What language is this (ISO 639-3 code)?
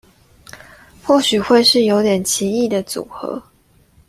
zho